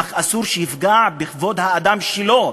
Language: Hebrew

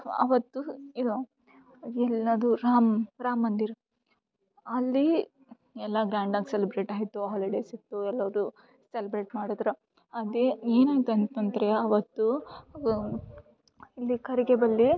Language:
Kannada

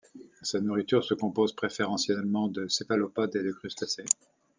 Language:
French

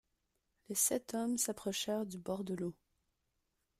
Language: French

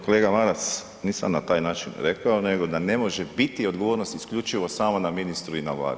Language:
Croatian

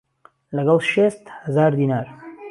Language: Central Kurdish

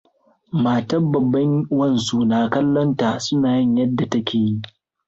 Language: Hausa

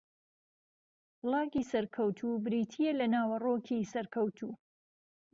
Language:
Central Kurdish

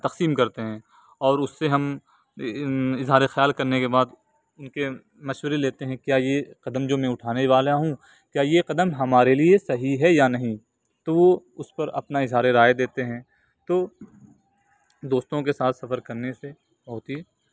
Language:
Urdu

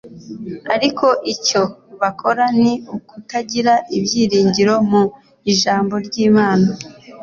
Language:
Kinyarwanda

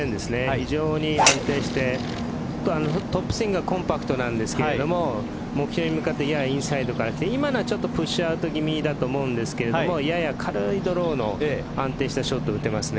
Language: Japanese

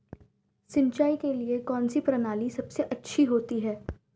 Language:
Hindi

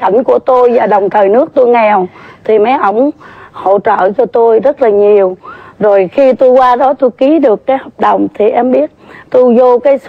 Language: Vietnamese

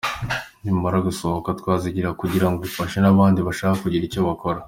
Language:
Kinyarwanda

